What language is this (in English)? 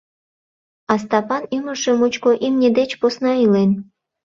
Mari